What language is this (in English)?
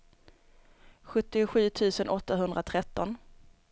Swedish